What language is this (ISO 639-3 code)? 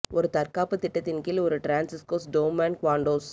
tam